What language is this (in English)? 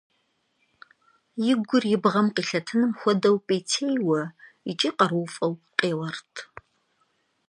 Kabardian